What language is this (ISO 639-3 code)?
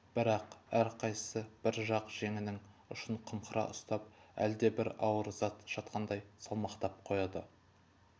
kaz